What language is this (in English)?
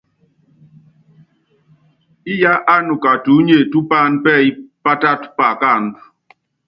Yangben